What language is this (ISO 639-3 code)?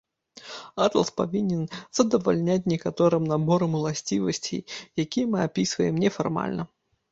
bel